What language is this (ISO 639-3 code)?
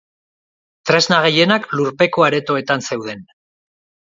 eus